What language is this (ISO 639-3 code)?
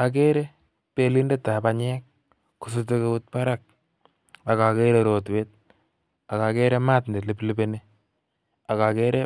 kln